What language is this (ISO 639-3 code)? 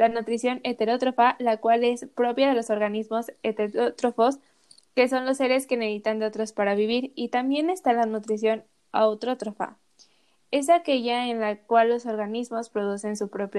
spa